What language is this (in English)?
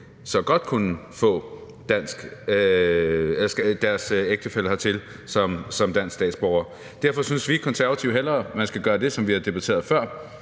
Danish